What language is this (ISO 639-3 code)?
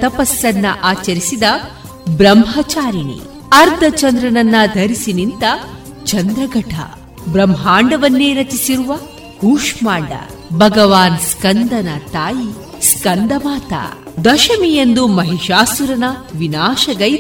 kan